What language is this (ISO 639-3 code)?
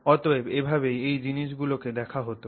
ben